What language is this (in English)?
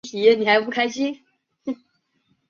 Chinese